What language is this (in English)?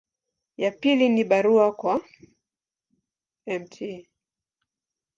Swahili